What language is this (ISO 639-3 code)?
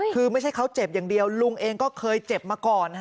tha